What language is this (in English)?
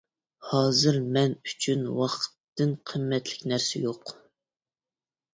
Uyghur